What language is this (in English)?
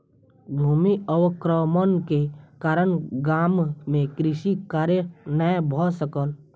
Maithili